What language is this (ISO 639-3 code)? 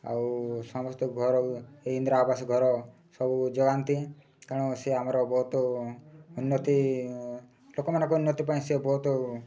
ori